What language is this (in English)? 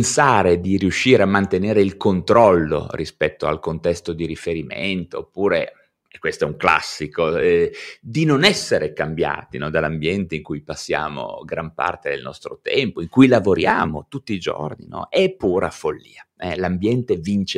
Italian